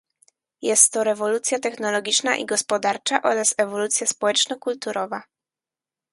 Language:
Polish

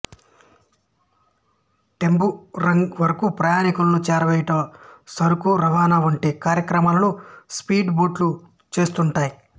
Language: Telugu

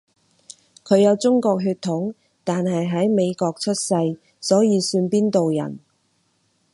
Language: Cantonese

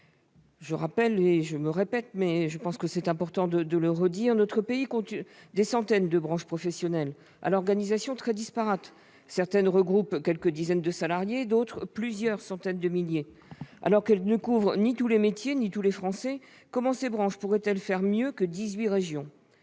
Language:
French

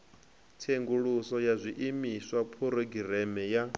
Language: Venda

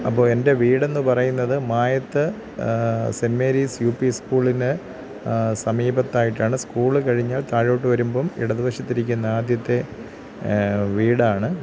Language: Malayalam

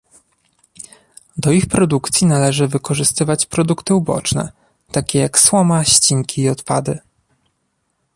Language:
Polish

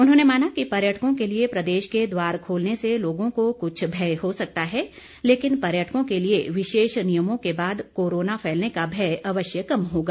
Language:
Hindi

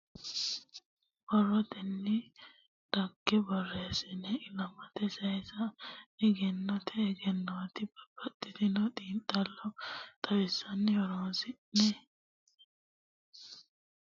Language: Sidamo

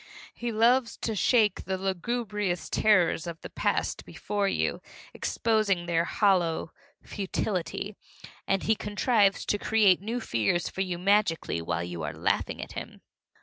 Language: English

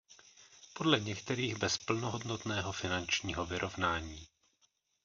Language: Czech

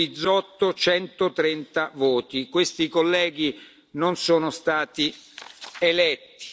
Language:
Italian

